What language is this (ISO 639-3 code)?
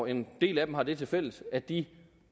dan